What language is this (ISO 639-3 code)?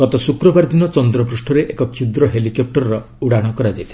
ori